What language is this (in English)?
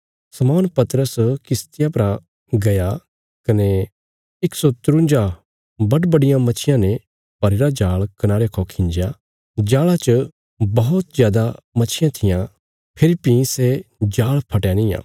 Bilaspuri